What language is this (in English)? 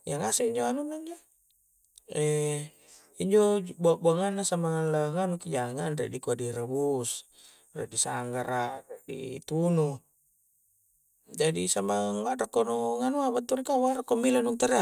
Coastal Konjo